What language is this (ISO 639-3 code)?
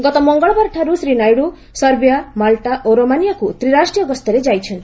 ori